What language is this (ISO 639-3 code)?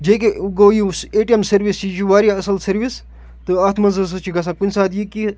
kas